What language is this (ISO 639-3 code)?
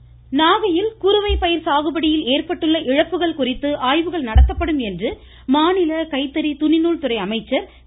tam